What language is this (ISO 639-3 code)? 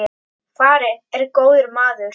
isl